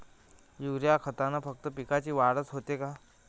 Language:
Marathi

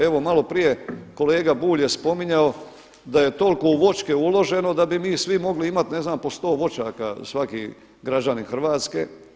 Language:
Croatian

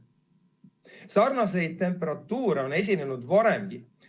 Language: Estonian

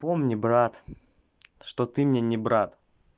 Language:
Russian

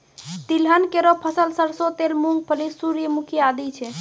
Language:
Maithili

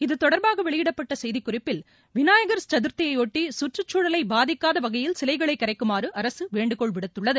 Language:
Tamil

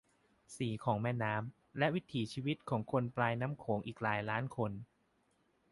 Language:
Thai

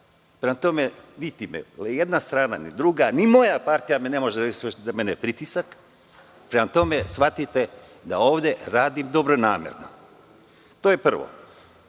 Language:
Serbian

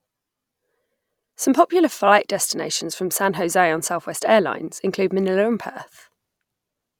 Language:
English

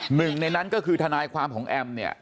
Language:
Thai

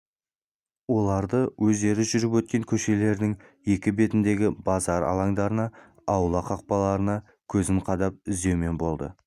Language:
Kazakh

